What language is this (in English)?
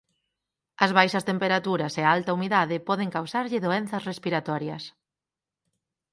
Galician